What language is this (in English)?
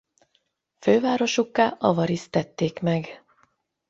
Hungarian